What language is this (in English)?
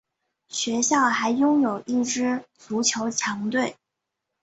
Chinese